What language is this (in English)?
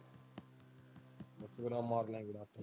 Punjabi